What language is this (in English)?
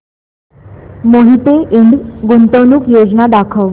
Marathi